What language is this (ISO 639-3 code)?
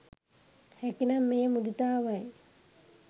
sin